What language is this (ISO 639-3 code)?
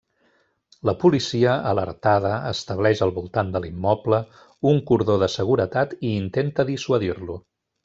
cat